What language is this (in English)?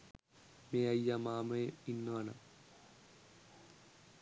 Sinhala